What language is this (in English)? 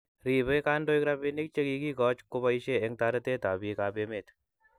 Kalenjin